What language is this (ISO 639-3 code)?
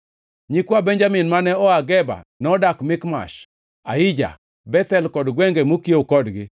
luo